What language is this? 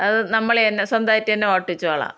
Malayalam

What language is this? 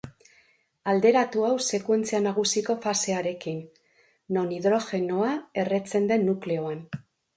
Basque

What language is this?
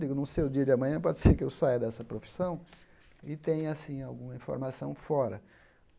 Portuguese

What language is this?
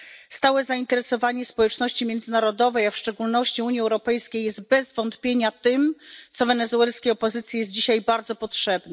Polish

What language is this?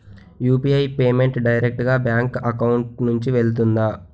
Telugu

